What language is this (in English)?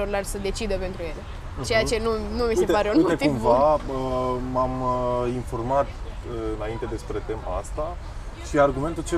Romanian